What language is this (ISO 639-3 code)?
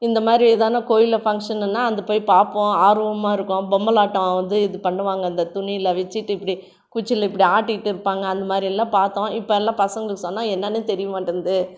tam